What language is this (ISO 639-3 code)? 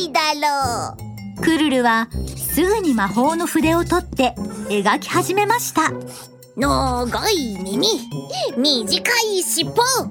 jpn